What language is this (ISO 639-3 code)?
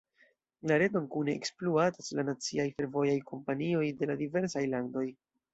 epo